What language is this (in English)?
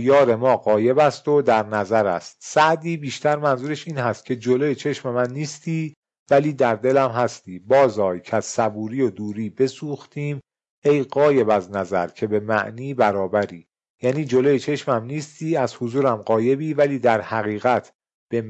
Persian